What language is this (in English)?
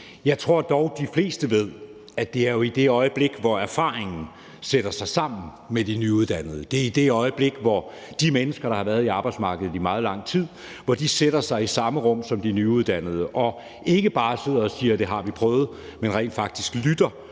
Danish